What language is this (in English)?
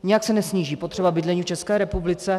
Czech